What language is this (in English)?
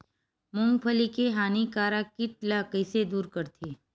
Chhattisgarhi